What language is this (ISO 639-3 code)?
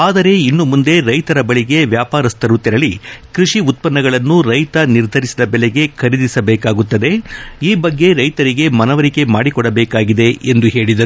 kan